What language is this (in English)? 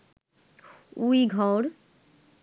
Bangla